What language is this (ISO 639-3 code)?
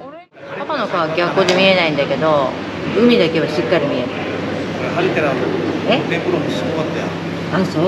jpn